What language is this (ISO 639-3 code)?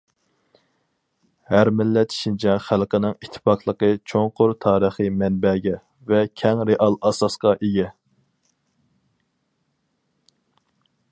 uig